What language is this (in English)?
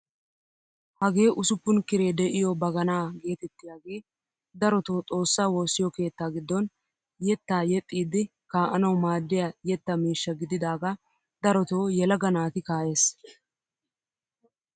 Wolaytta